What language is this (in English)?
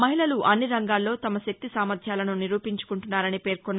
Telugu